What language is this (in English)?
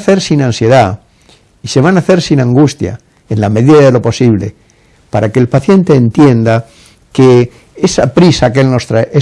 Spanish